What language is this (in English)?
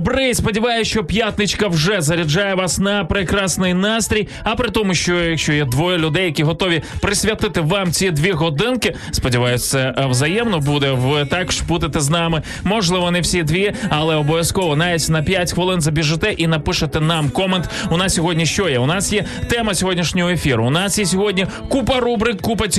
Ukrainian